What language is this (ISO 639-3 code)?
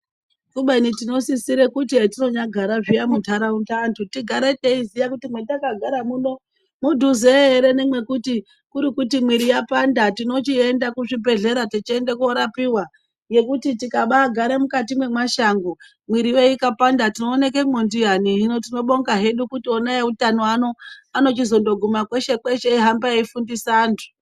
ndc